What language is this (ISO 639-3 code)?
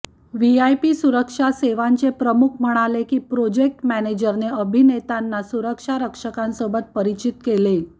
mar